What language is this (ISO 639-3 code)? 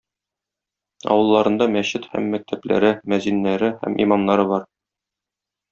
tat